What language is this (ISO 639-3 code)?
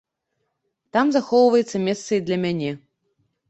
bel